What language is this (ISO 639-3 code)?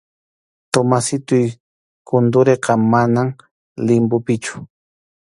qxu